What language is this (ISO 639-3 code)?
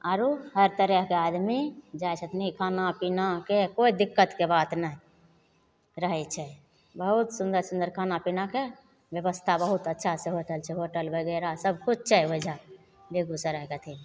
mai